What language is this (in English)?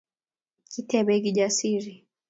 Kalenjin